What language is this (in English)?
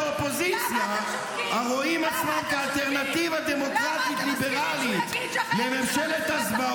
Hebrew